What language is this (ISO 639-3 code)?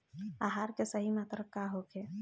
bho